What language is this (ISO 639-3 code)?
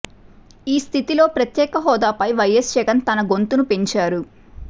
tel